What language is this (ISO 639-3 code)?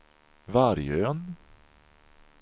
swe